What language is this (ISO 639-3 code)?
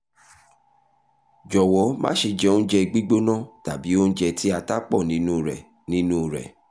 yor